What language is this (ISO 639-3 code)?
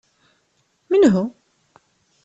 kab